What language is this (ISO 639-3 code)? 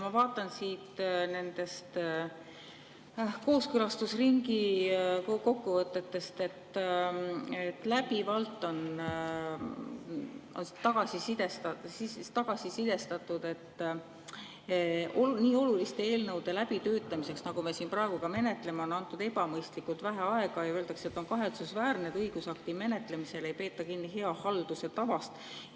est